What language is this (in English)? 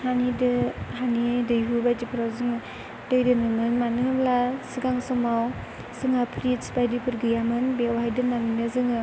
Bodo